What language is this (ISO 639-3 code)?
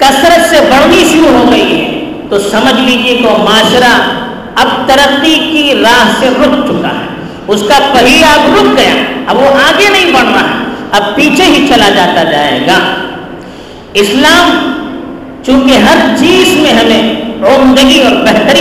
urd